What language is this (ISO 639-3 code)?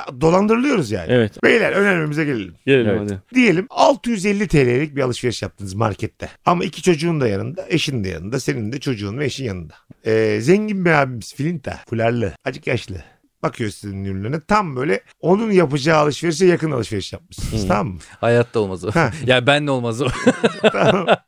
tur